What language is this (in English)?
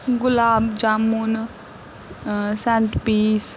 Punjabi